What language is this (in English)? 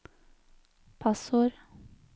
Norwegian